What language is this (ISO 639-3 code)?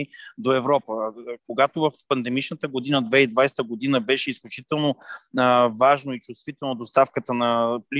bul